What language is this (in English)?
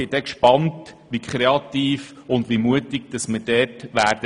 Swiss German